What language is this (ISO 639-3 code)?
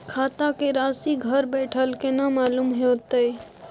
mai